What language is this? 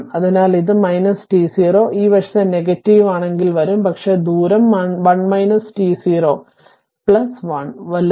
Malayalam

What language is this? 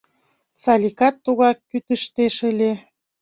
Mari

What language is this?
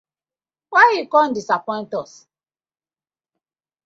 Nigerian Pidgin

